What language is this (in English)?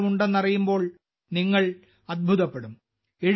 Malayalam